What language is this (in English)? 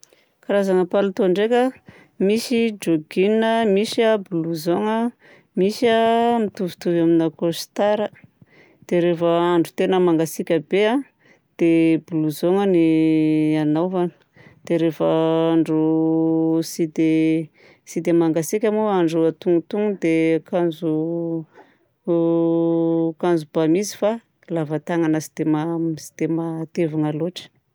Southern Betsimisaraka Malagasy